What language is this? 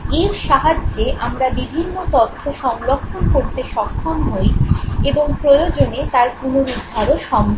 Bangla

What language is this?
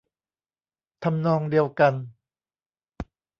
Thai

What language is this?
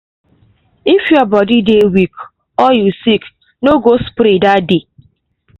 Nigerian Pidgin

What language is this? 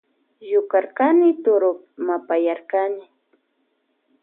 Loja Highland Quichua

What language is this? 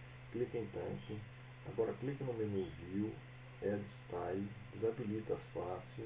Portuguese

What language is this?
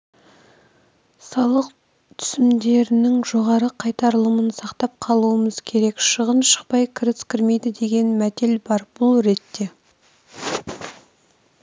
Kazakh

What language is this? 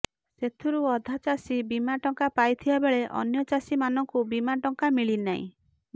Odia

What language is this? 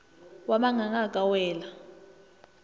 Northern Sotho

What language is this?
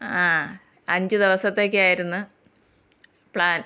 Malayalam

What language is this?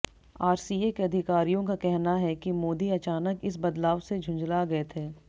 Hindi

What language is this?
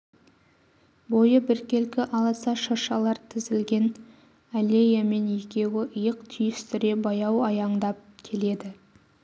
Kazakh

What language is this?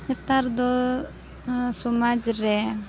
Santali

